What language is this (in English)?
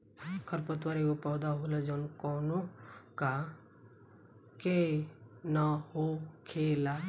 Bhojpuri